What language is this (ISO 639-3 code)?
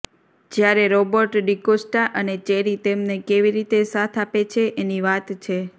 guj